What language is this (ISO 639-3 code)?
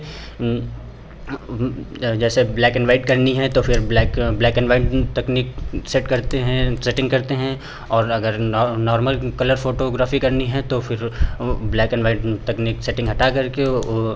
hin